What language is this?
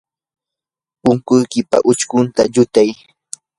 Yanahuanca Pasco Quechua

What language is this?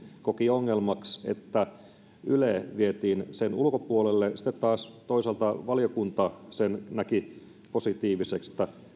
Finnish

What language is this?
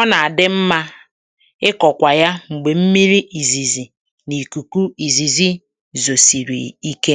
Igbo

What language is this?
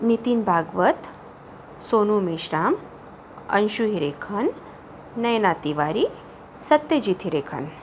Marathi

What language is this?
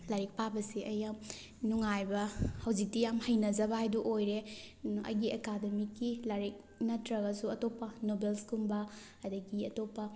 Manipuri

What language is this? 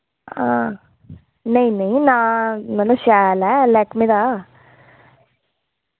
Dogri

